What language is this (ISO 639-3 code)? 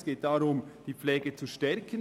gsw